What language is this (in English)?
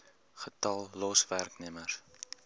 Afrikaans